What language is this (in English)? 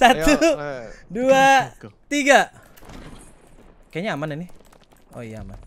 Indonesian